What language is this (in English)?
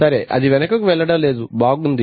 Telugu